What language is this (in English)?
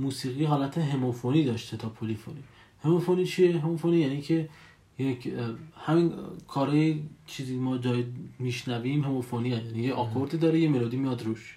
Persian